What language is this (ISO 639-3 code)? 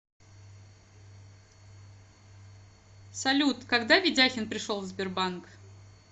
rus